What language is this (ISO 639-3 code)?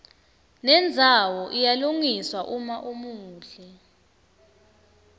ssw